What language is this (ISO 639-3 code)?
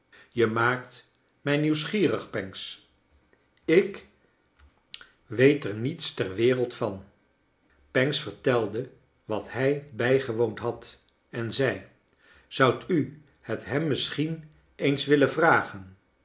nld